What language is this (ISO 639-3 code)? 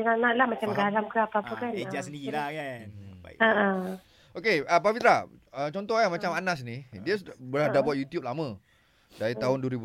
msa